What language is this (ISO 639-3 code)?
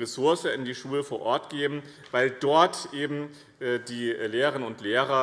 deu